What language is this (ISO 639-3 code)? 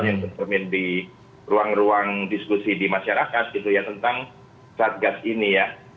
ind